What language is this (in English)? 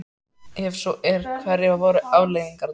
Icelandic